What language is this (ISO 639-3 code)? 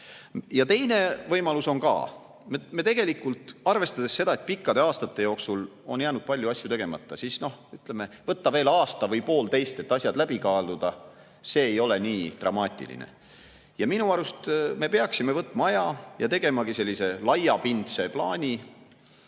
est